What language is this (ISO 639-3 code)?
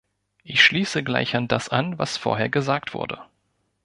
deu